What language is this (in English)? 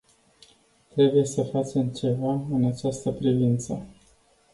Romanian